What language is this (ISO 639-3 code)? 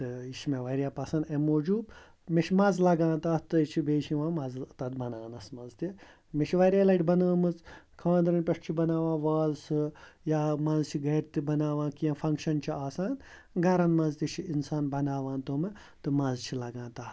kas